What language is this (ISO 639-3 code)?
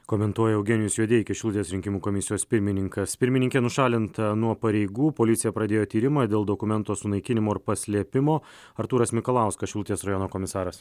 lit